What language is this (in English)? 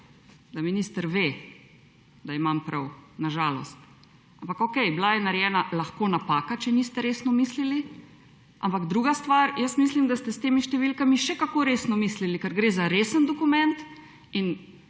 Slovenian